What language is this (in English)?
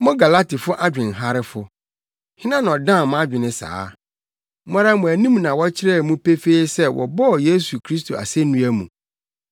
Akan